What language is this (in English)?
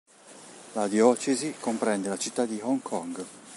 Italian